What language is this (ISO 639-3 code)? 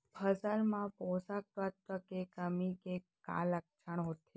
hne